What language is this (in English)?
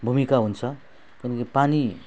Nepali